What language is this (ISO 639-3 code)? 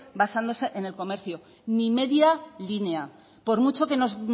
spa